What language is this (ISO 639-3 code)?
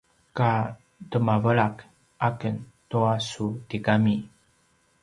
pwn